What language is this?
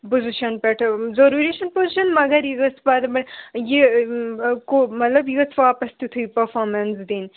Kashmiri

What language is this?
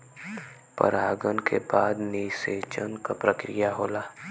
Bhojpuri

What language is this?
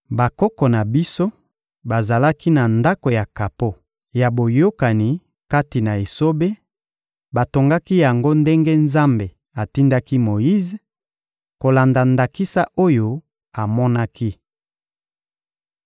Lingala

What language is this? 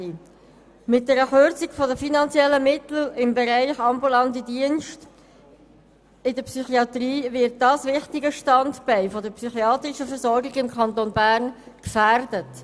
Swiss German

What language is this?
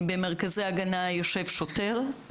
Hebrew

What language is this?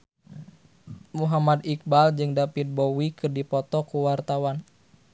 Sundanese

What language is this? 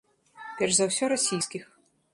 Belarusian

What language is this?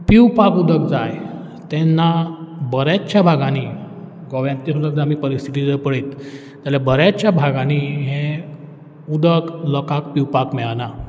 Konkani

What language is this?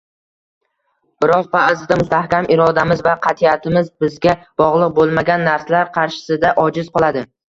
Uzbek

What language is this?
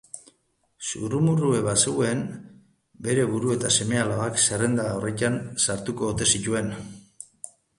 Basque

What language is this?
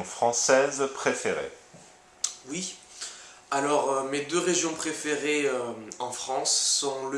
French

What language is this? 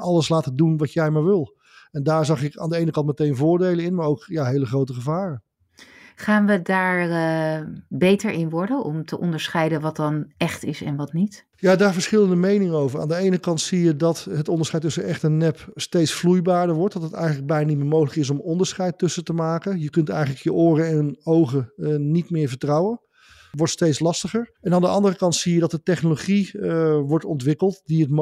Dutch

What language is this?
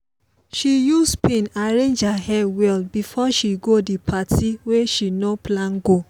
Nigerian Pidgin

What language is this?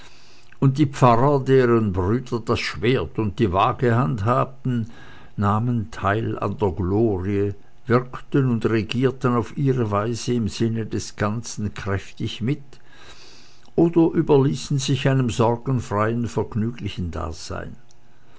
German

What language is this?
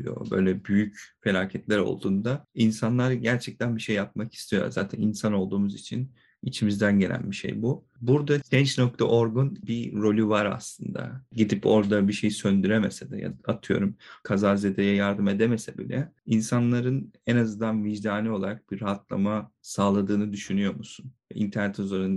Turkish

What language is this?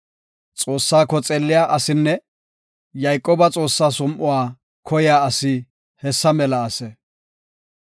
Gofa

